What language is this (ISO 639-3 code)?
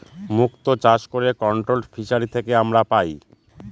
ben